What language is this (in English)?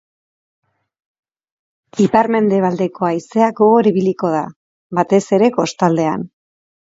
Basque